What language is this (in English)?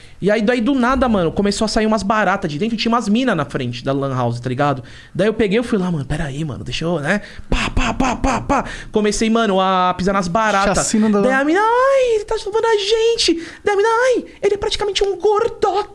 Portuguese